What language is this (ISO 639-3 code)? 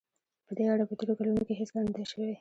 pus